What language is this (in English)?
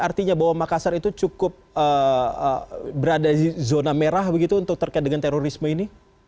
Indonesian